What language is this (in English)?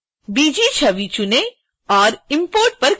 Hindi